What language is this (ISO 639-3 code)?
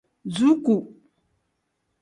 kdh